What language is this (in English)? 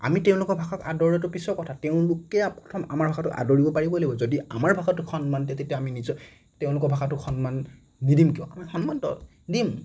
Assamese